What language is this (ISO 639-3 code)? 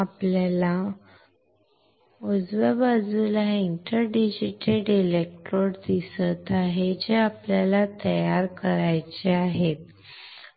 mar